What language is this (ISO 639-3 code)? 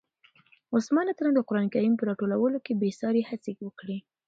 pus